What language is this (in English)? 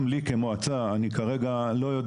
Hebrew